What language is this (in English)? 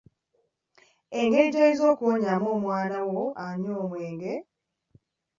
Ganda